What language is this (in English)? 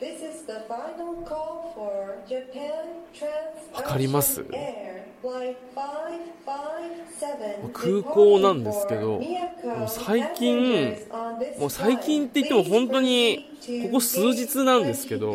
Japanese